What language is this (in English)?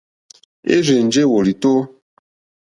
Mokpwe